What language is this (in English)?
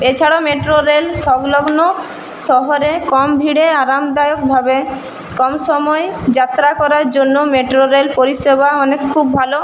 Bangla